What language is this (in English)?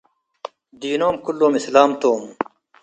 Tigre